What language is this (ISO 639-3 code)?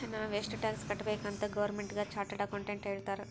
kan